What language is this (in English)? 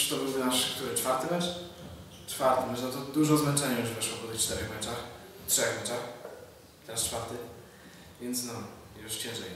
Polish